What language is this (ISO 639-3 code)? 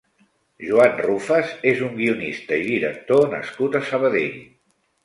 cat